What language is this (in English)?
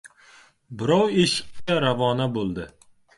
Uzbek